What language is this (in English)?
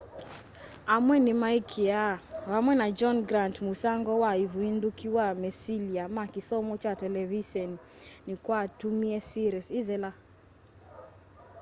Kamba